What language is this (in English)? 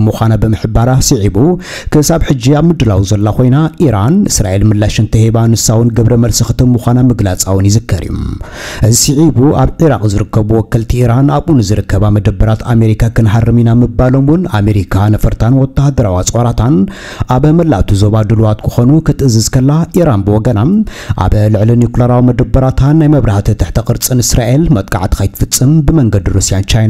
Arabic